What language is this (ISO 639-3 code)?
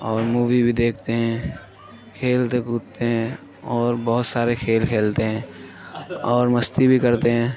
urd